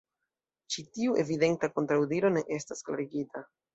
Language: Esperanto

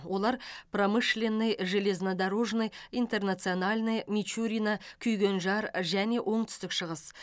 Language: Kazakh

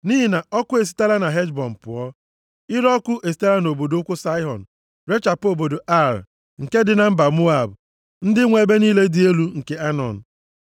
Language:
Igbo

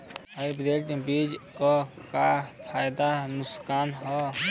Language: Bhojpuri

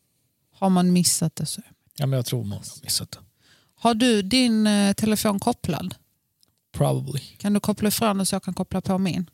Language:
Swedish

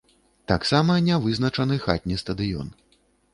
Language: Belarusian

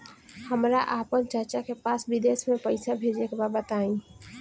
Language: Bhojpuri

